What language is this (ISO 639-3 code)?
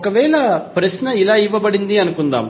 tel